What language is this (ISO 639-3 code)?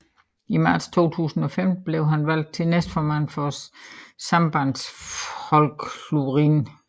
dan